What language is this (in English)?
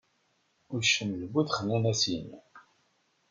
Kabyle